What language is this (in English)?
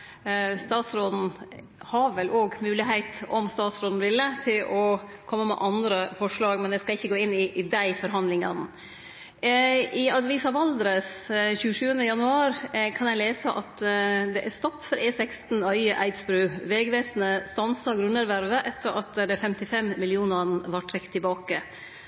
Norwegian Nynorsk